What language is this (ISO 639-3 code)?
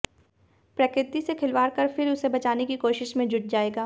hin